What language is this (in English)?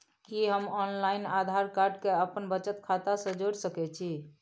Maithili